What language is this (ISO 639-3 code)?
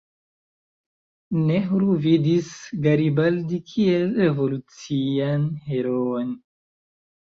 epo